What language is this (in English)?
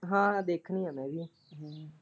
Punjabi